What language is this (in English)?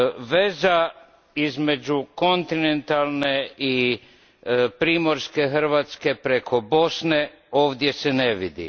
Croatian